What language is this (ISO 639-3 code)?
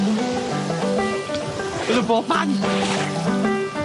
cym